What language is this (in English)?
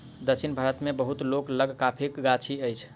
Maithili